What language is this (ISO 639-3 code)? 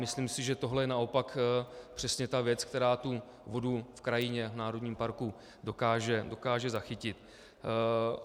ces